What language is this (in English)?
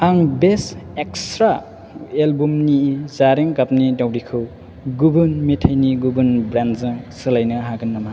Bodo